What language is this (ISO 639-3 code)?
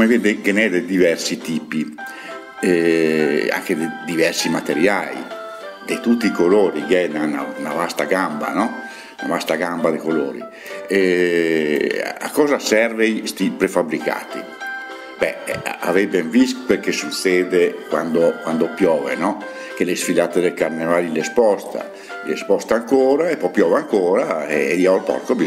ita